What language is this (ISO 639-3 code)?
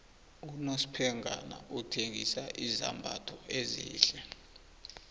nbl